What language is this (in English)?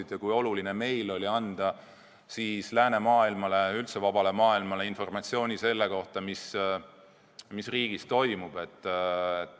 Estonian